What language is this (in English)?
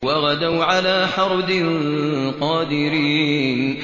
Arabic